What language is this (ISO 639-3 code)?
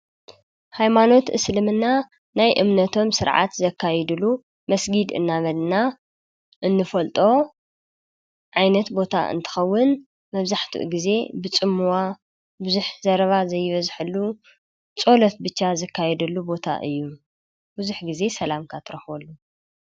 tir